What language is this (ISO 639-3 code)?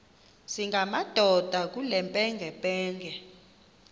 xho